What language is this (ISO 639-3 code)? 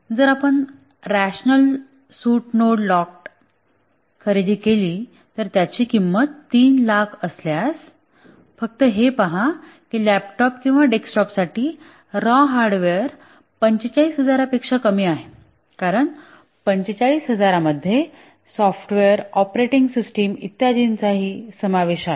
mar